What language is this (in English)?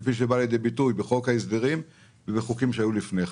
Hebrew